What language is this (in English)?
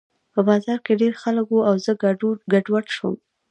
Pashto